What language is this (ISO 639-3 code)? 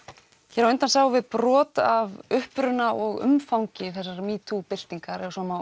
isl